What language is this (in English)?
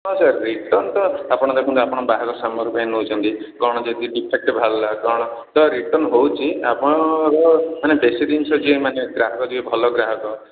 Odia